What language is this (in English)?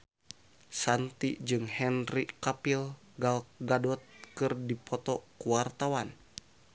Sundanese